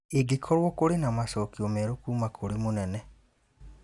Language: Kikuyu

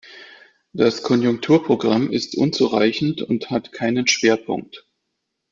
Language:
German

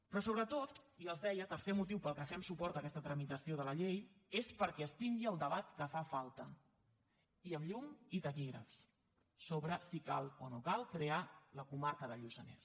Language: Catalan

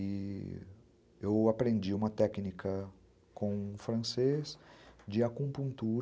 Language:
Portuguese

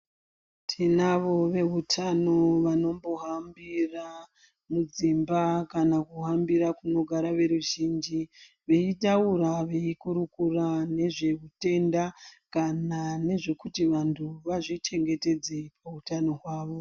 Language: Ndau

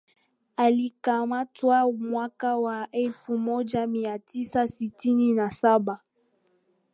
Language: Swahili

